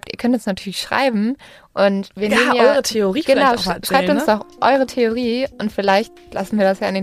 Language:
German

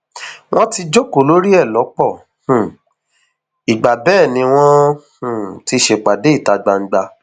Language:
Yoruba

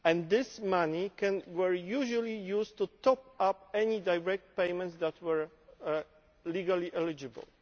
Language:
English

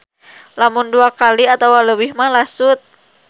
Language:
Sundanese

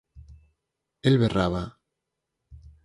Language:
Galician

